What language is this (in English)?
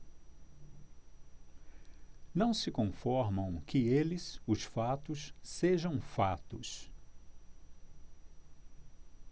Portuguese